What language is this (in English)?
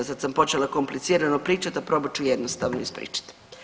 Croatian